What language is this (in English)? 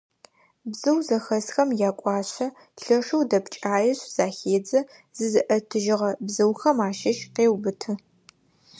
Adyghe